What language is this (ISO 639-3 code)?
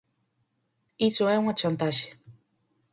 glg